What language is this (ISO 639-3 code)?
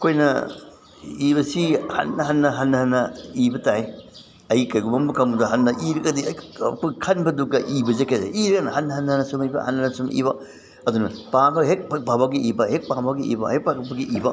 mni